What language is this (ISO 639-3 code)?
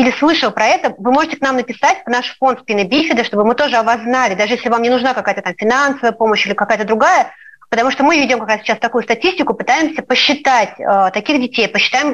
rus